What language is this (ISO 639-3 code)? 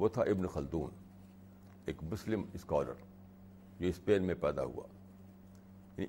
urd